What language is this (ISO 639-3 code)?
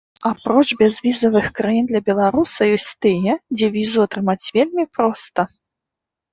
bel